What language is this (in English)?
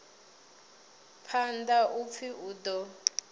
Venda